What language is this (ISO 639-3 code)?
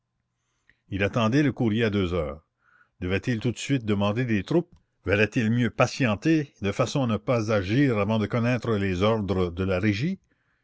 fra